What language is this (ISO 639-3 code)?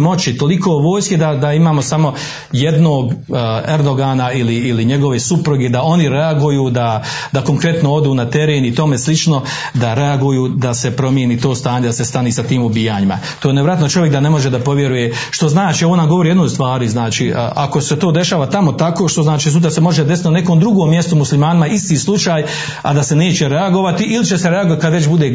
hrv